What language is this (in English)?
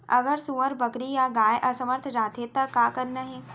Chhattisgarhi